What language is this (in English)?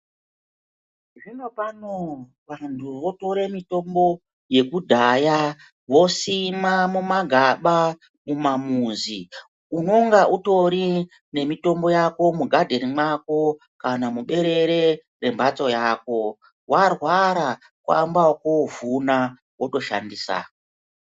Ndau